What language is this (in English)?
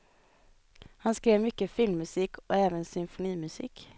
Swedish